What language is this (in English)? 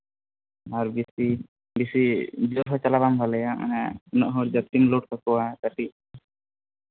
Santali